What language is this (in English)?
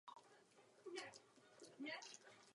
Czech